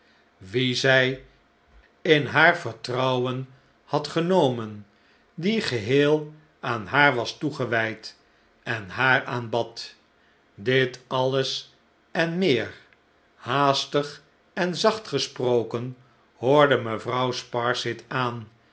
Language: Dutch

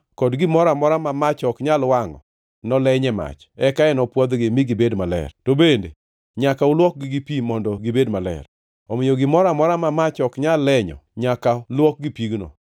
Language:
Luo (Kenya and Tanzania)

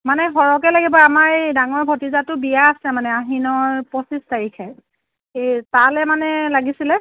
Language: Assamese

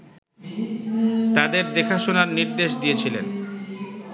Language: Bangla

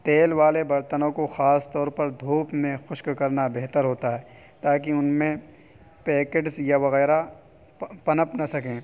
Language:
Urdu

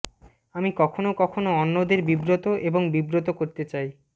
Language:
Bangla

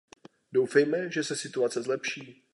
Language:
Czech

